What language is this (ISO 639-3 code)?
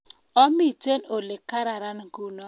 kln